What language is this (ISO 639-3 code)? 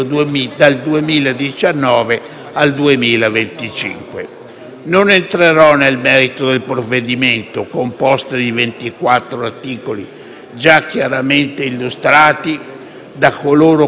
ita